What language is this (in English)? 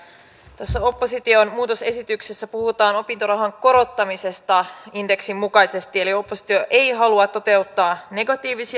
Finnish